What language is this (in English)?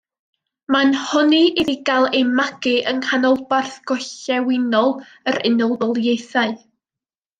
Welsh